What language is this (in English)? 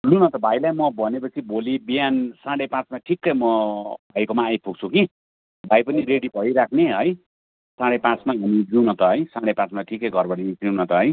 Nepali